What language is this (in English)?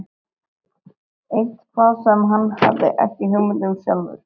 Icelandic